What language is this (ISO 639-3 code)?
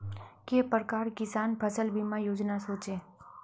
mag